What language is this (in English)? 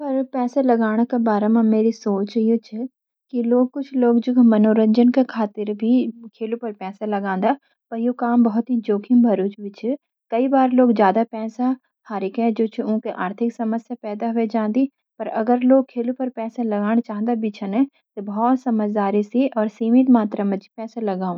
Garhwali